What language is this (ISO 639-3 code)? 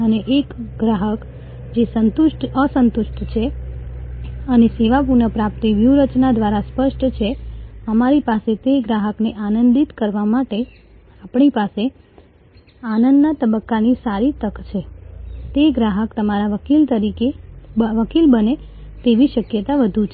guj